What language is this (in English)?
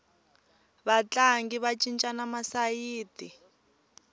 Tsonga